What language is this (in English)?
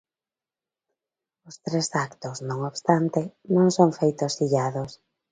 Galician